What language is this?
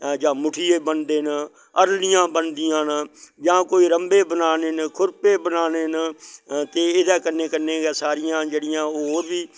Dogri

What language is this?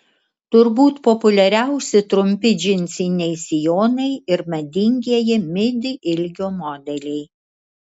Lithuanian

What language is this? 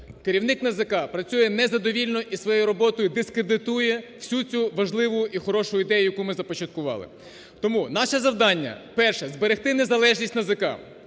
Ukrainian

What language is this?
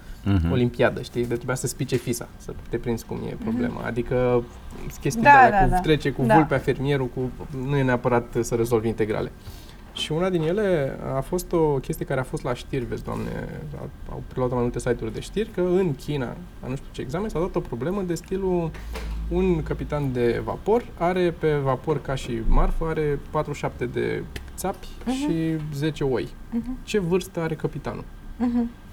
Romanian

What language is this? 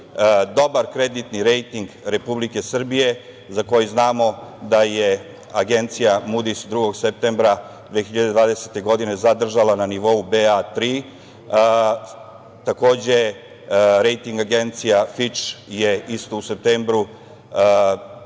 Serbian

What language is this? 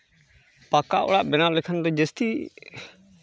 Santali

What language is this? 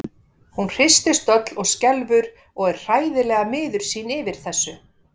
Icelandic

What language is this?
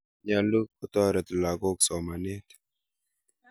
Kalenjin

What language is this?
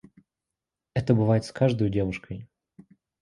Russian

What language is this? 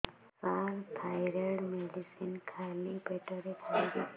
Odia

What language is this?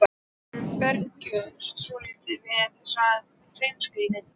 Icelandic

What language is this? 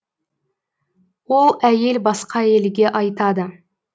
Kazakh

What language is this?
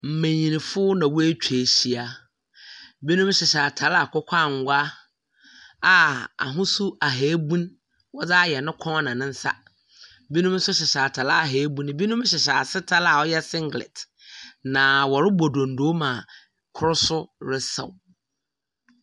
Akan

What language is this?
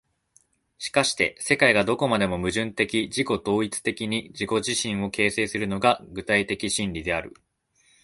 Japanese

